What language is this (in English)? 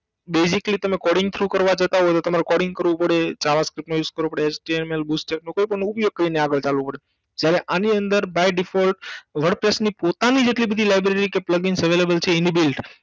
Gujarati